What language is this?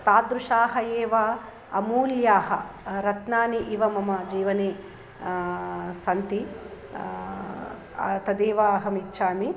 Sanskrit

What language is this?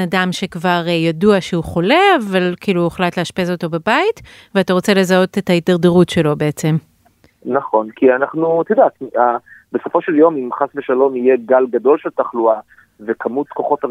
Hebrew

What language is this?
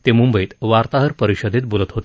Marathi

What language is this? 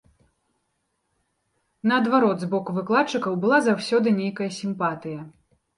Belarusian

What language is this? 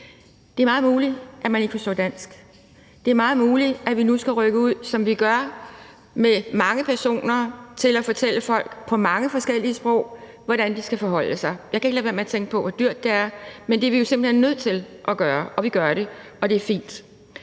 Danish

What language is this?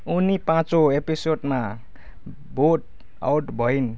Nepali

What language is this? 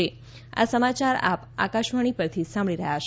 Gujarati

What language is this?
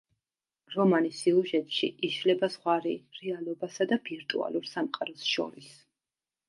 Georgian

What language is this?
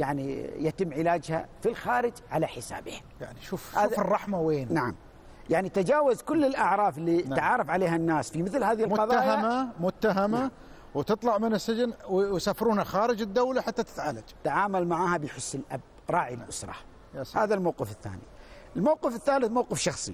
Arabic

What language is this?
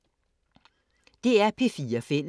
Danish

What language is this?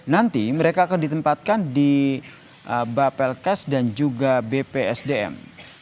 Indonesian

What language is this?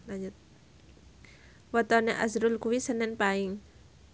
Javanese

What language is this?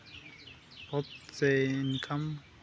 Santali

